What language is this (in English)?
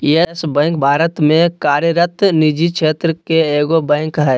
Magahi